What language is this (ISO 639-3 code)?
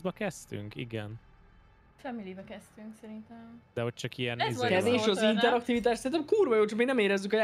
hun